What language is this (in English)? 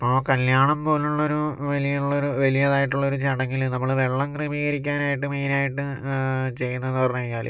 Malayalam